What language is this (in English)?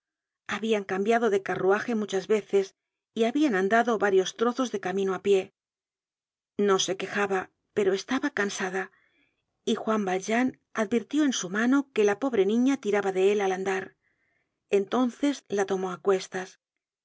Spanish